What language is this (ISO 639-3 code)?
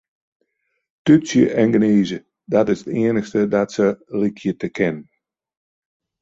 fry